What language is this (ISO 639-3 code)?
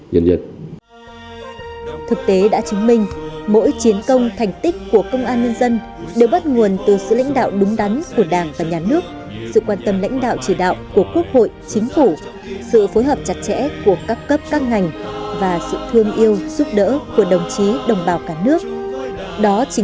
vie